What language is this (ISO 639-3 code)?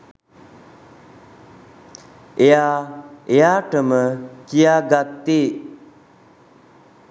sin